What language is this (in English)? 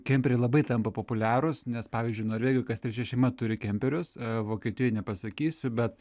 Lithuanian